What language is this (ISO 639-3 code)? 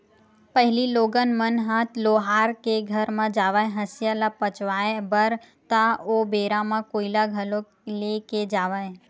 hne